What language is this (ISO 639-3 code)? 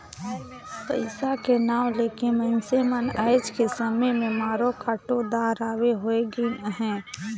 hne